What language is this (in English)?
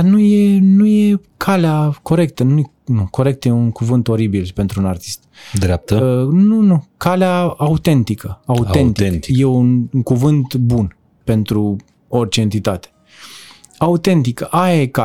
Romanian